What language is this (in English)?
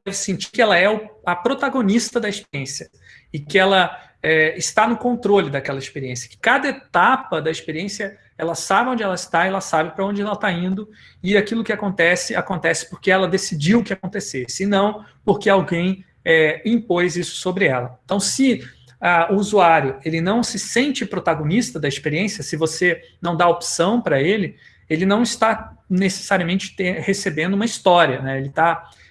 Portuguese